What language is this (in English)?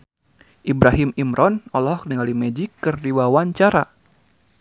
Sundanese